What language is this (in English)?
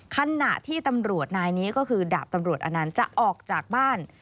Thai